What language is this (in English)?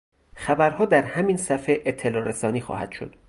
Persian